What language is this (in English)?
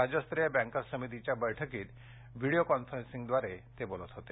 Marathi